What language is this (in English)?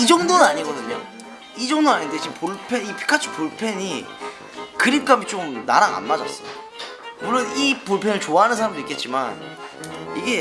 Korean